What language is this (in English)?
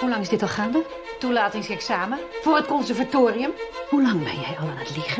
German